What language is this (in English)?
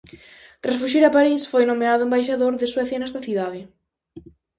Galician